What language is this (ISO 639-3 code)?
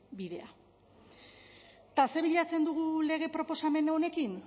eus